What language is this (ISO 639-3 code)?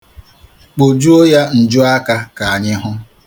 ibo